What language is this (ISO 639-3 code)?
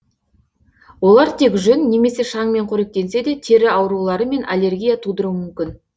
kaz